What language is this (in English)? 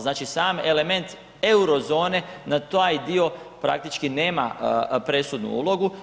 Croatian